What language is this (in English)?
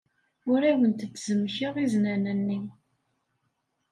Kabyle